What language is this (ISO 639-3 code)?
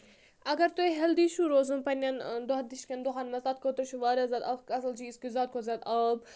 kas